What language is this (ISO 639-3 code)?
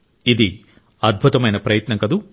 tel